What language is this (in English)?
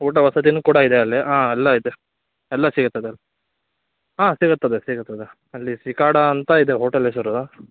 Kannada